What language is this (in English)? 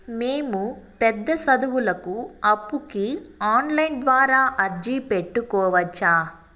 Telugu